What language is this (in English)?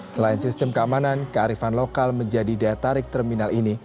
Indonesian